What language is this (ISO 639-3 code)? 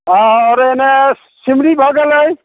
mai